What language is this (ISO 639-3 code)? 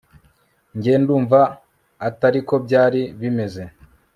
kin